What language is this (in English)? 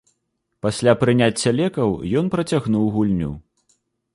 Belarusian